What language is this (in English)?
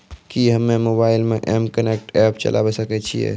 Maithili